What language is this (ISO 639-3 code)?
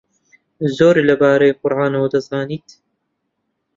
ckb